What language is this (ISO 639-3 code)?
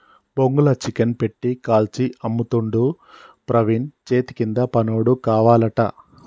tel